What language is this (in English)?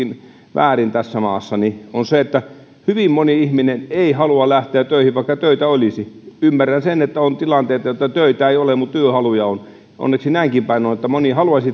Finnish